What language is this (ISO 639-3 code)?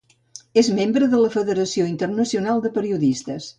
cat